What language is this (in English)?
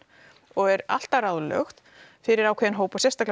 Icelandic